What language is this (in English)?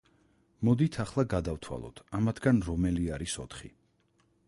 Georgian